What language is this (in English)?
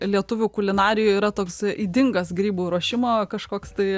Lithuanian